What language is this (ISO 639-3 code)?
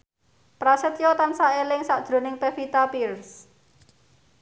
jav